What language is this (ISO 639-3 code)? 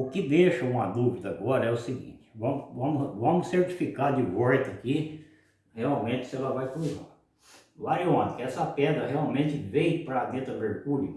por